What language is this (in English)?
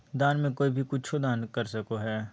Magahi